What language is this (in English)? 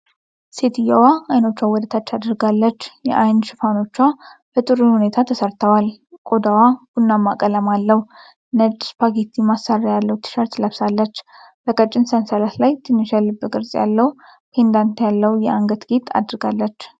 Amharic